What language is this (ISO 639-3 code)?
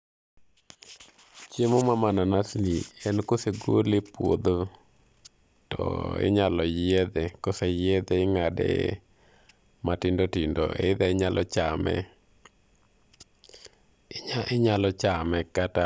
luo